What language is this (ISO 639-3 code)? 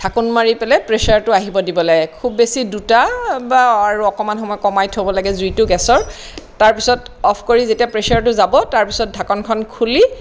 asm